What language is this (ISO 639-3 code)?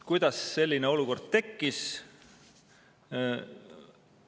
est